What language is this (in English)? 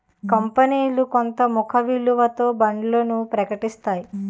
Telugu